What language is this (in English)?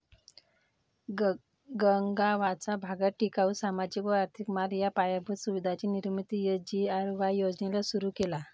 Marathi